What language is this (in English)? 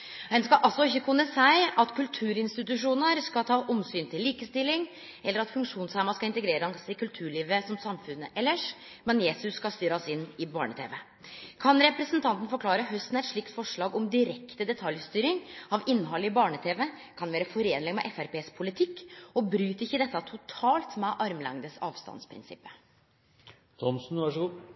Norwegian Nynorsk